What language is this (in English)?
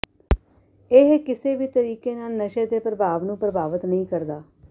Punjabi